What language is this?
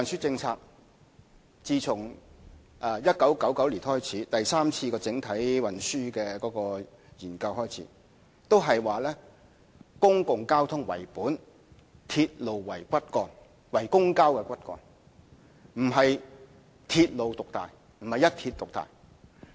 Cantonese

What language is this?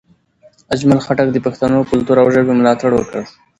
Pashto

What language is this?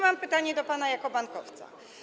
Polish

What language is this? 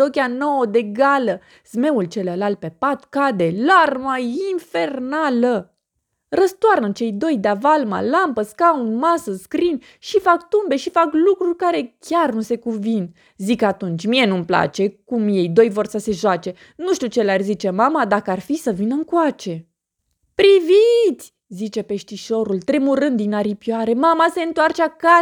Romanian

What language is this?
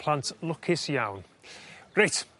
Welsh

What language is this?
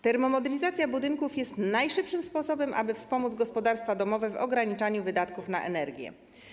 Polish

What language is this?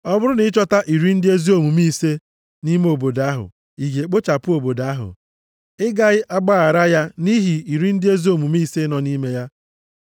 Igbo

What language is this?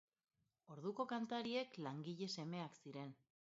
Basque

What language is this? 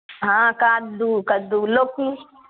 Maithili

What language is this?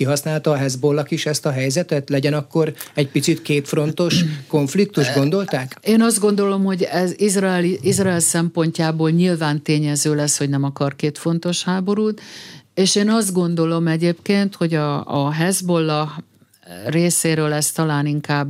Hungarian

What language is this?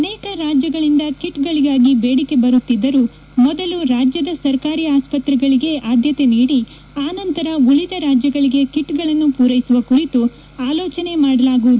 Kannada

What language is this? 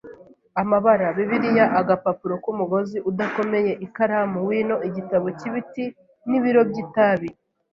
Kinyarwanda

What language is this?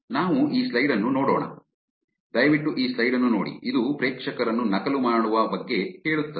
Kannada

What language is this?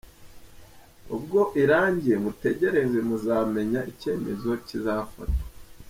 Kinyarwanda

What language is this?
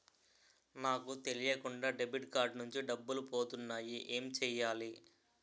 Telugu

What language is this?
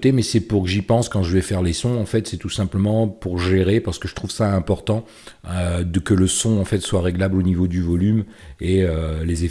French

